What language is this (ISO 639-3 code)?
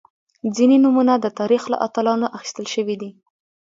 pus